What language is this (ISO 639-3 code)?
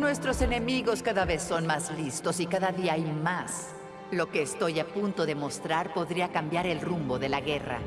spa